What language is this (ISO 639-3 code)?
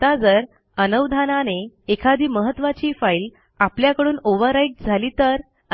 mar